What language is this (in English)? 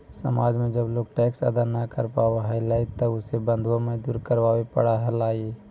Magahi